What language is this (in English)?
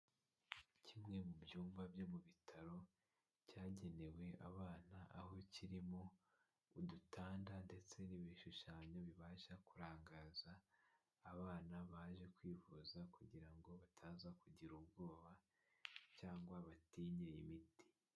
Kinyarwanda